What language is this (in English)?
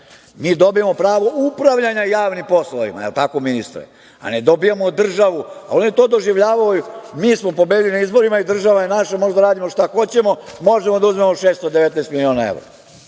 Serbian